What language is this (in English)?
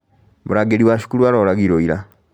Kikuyu